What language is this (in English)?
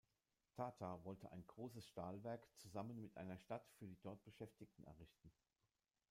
German